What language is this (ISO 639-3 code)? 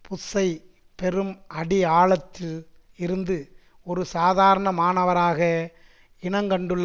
tam